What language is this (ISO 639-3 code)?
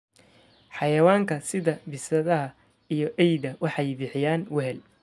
som